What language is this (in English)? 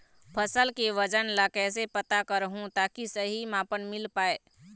Chhattisgarhi